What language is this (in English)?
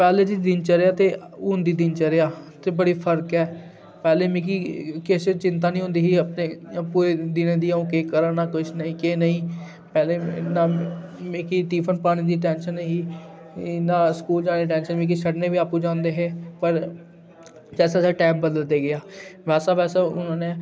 Dogri